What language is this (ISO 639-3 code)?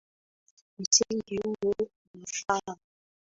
swa